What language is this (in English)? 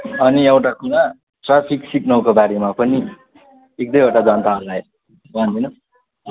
Nepali